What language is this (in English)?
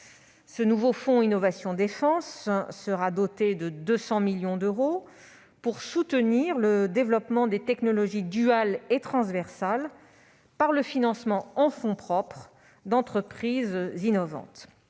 French